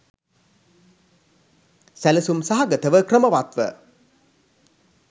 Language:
Sinhala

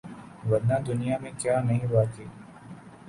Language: Urdu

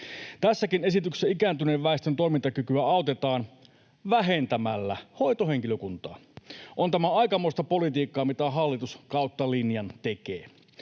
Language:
Finnish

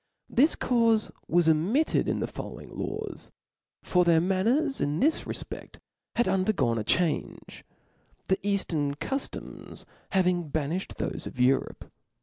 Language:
English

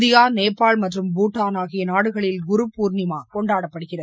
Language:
Tamil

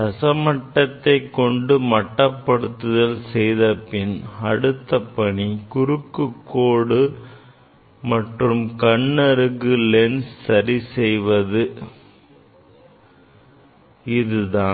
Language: Tamil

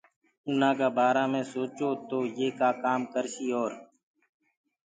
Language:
Gurgula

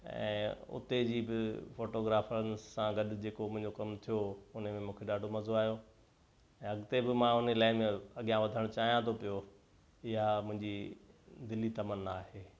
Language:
Sindhi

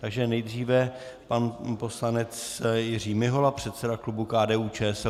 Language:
Czech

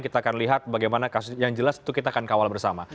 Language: Indonesian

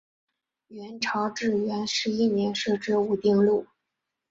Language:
Chinese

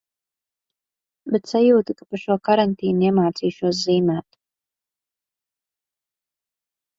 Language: Latvian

